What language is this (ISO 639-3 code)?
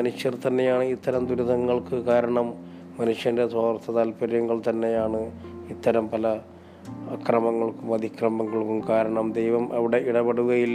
mal